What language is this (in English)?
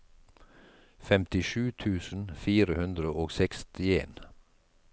Norwegian